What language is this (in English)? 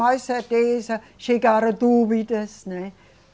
Portuguese